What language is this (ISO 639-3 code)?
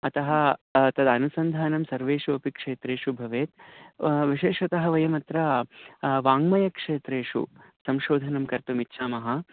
san